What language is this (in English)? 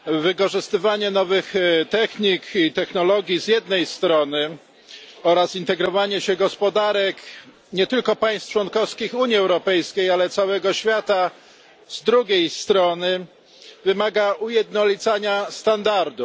Polish